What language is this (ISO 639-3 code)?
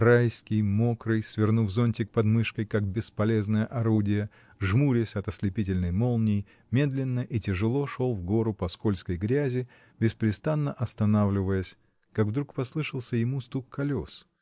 rus